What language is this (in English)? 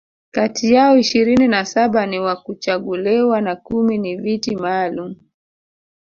Swahili